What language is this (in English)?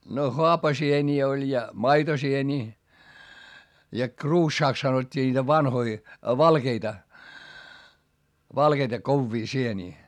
Finnish